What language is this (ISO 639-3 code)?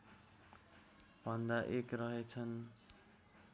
nep